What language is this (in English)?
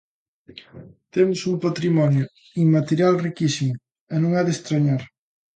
Galician